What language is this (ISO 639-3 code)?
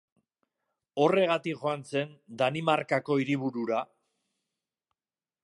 eus